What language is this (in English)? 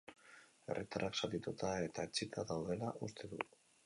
Basque